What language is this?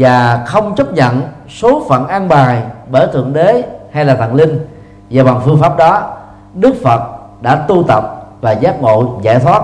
Vietnamese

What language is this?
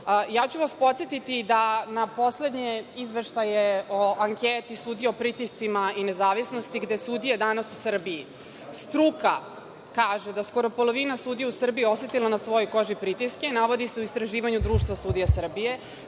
Serbian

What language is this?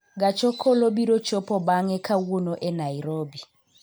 Luo (Kenya and Tanzania)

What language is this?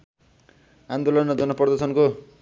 Nepali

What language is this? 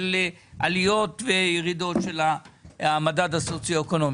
Hebrew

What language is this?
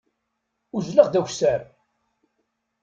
Kabyle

